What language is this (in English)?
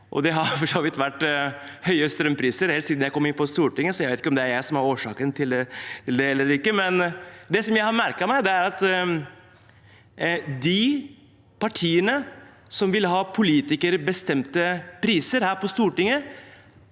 Norwegian